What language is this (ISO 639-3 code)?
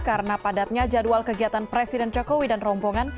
ind